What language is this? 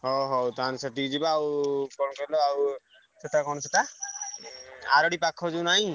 Odia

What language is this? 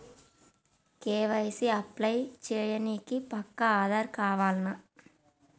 Telugu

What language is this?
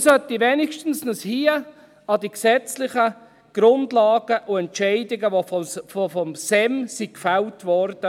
Swiss German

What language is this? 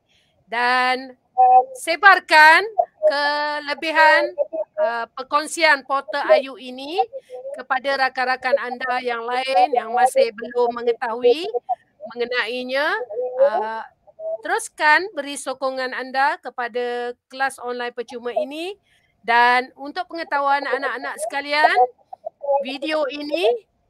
Malay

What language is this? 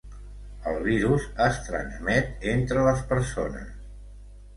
Catalan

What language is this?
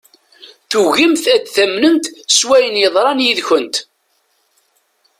Kabyle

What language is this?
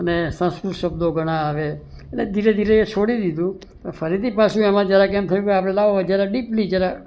Gujarati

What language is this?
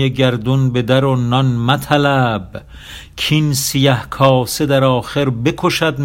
Persian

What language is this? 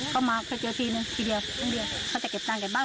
Thai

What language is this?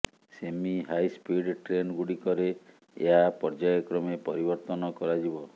Odia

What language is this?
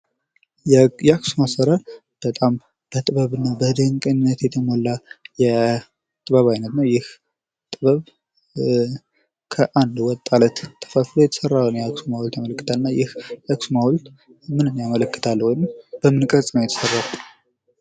Amharic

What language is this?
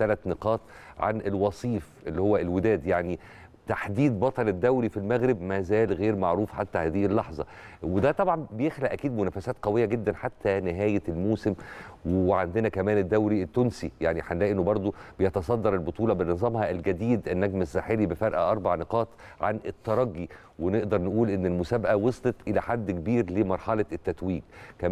Arabic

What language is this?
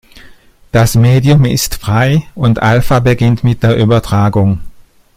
German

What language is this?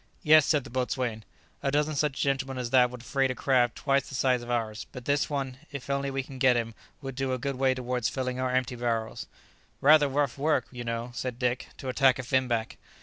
English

